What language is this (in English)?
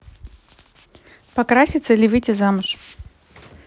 Russian